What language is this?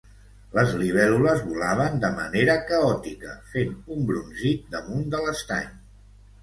Catalan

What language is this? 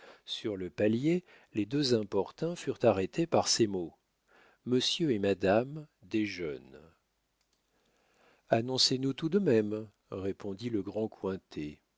French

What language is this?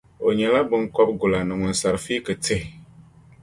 Dagbani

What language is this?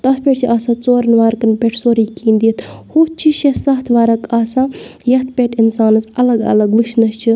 Kashmiri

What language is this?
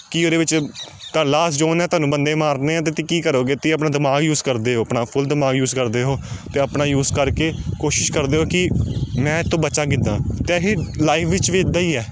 Punjabi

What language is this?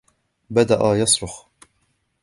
Arabic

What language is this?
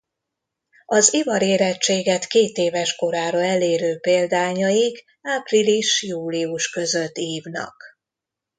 Hungarian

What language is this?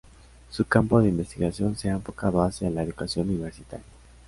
Spanish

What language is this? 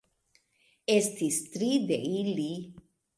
Esperanto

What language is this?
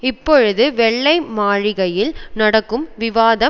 Tamil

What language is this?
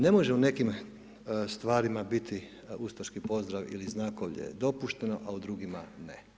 Croatian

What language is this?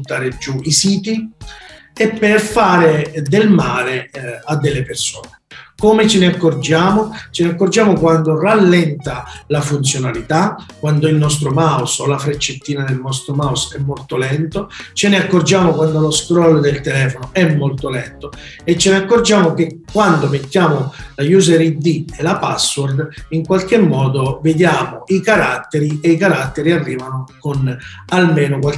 Italian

